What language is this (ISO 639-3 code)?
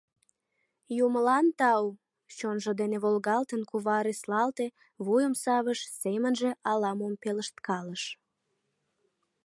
chm